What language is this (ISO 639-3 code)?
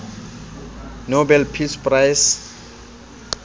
sot